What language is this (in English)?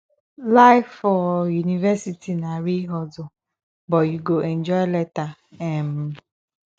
Nigerian Pidgin